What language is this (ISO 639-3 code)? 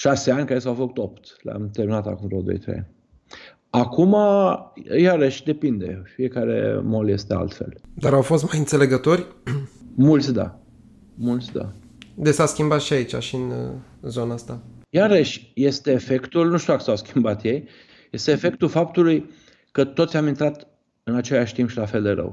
ron